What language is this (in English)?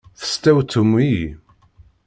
Kabyle